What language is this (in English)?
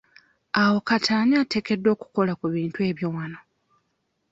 Ganda